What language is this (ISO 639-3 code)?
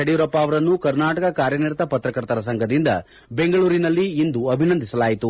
kan